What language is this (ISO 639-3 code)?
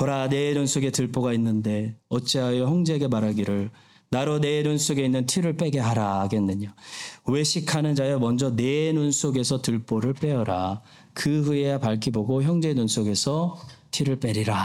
kor